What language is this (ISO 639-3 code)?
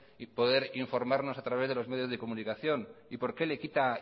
spa